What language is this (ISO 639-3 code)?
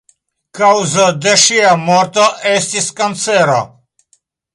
epo